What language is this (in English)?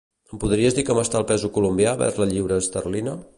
Catalan